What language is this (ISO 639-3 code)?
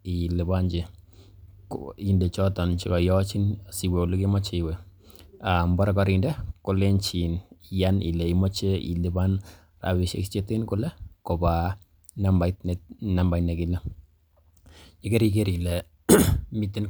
kln